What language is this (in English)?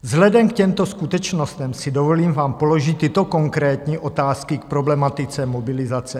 Czech